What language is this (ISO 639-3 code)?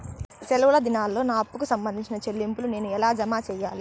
tel